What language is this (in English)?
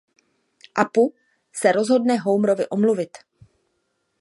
Czech